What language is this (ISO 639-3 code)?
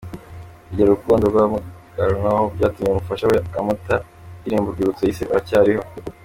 kin